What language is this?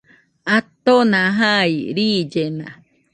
Nüpode Huitoto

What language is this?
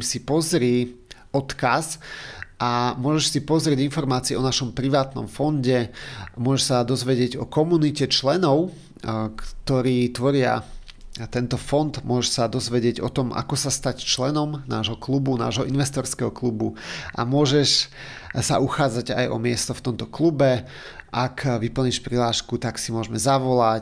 Slovak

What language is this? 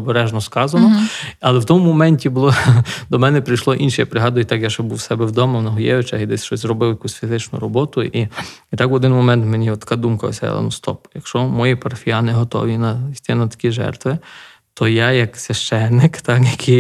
Ukrainian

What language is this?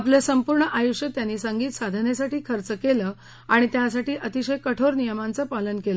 Marathi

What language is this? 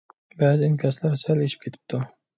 Uyghur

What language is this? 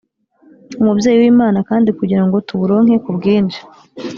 Kinyarwanda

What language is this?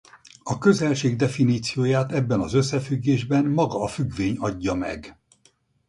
Hungarian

